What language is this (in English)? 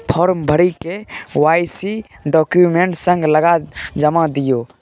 Maithili